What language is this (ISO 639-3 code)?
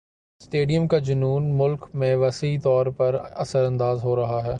urd